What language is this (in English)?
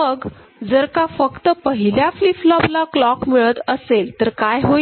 Marathi